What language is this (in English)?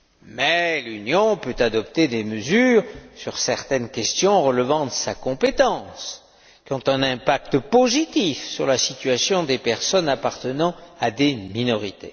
French